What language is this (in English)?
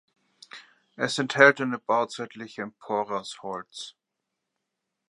German